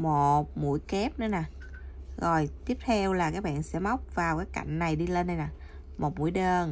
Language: Vietnamese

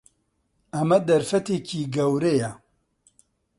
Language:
Central Kurdish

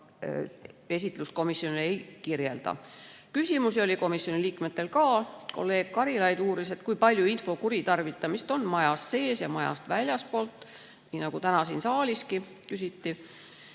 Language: Estonian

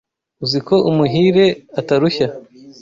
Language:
Kinyarwanda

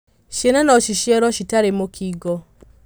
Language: Kikuyu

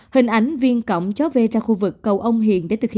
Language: Vietnamese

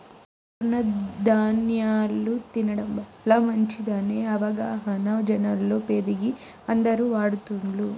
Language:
Telugu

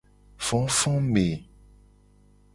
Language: Gen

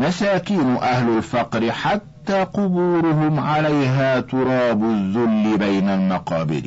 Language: Arabic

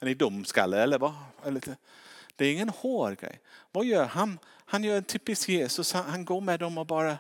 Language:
Swedish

